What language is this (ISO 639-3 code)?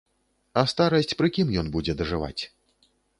bel